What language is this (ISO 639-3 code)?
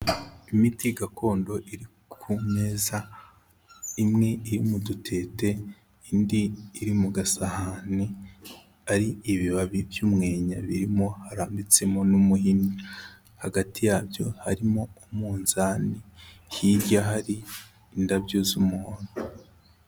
kin